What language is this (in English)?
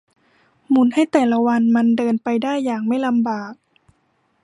Thai